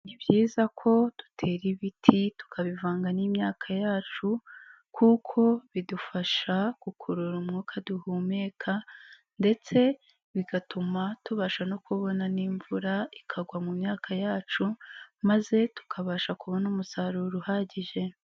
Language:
Kinyarwanda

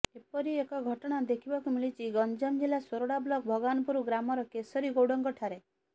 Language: Odia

